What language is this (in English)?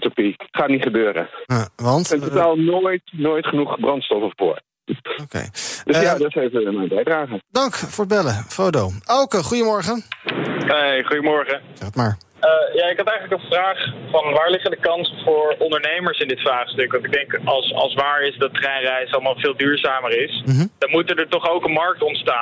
Dutch